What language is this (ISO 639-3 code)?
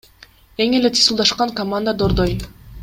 kir